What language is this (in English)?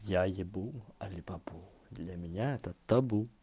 Russian